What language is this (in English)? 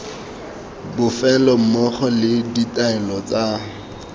Tswana